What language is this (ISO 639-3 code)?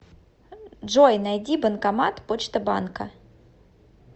rus